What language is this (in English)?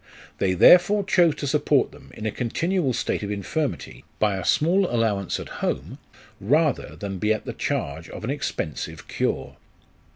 English